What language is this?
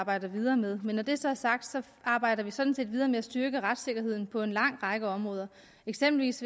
Danish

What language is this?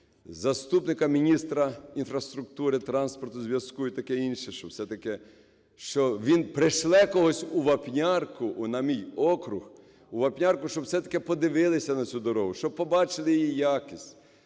Ukrainian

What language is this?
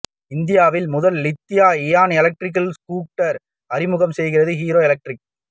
Tamil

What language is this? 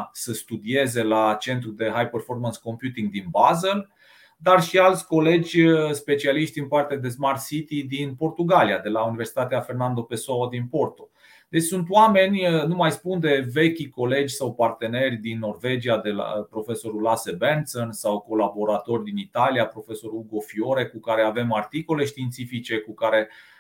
Romanian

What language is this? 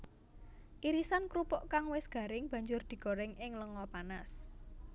Javanese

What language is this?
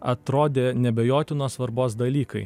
Lithuanian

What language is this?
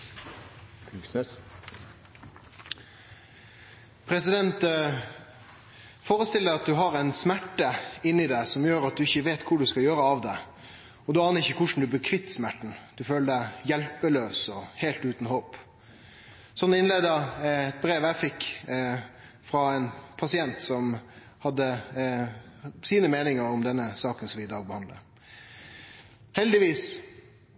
Norwegian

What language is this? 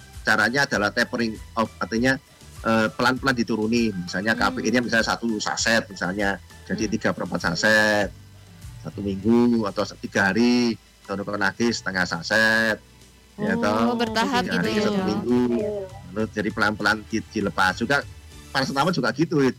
Indonesian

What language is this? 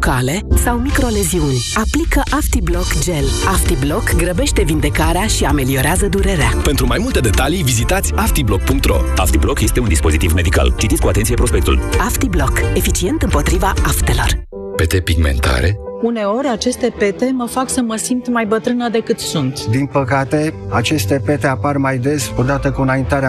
Romanian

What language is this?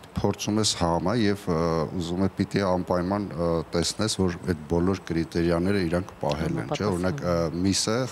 Romanian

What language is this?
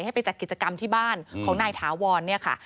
Thai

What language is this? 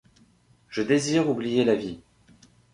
French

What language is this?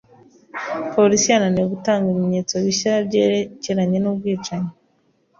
Kinyarwanda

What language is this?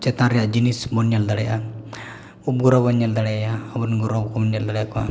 Santali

